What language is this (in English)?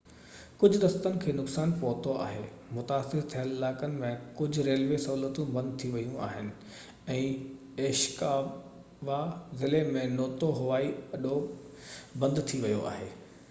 Sindhi